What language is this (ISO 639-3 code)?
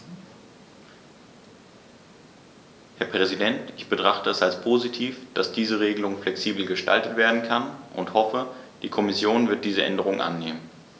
deu